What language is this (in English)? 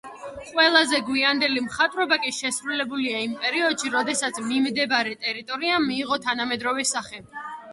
Georgian